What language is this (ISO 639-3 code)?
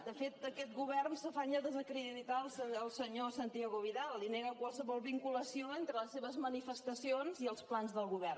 cat